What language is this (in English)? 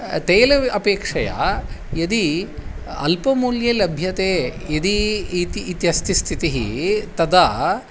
Sanskrit